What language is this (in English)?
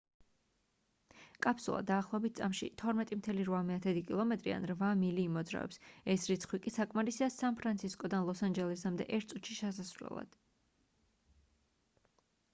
Georgian